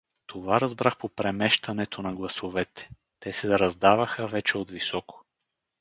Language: Bulgarian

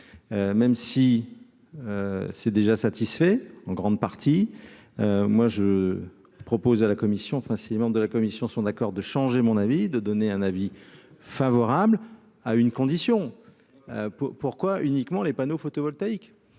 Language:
French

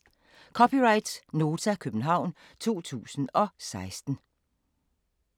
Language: Danish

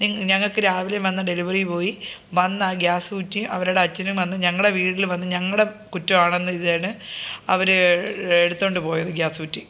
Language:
Malayalam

